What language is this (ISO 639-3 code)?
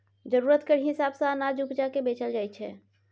mai